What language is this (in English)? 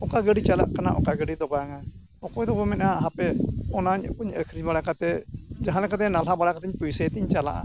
Santali